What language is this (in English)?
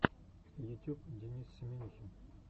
Russian